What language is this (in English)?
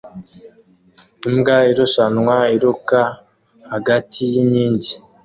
Kinyarwanda